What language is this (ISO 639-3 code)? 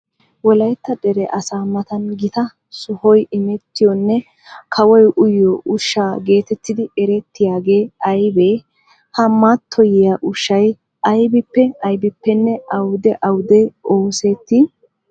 wal